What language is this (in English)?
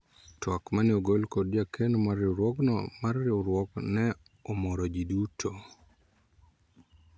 Luo (Kenya and Tanzania)